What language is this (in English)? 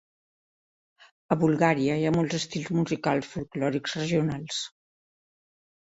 Catalan